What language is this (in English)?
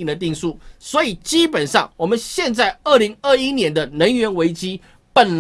Chinese